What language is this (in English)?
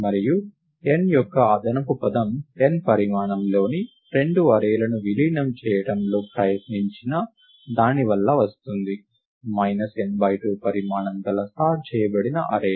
Telugu